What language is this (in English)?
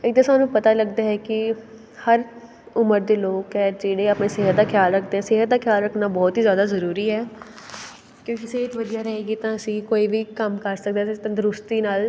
Punjabi